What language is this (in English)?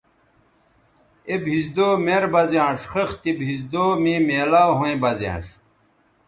Bateri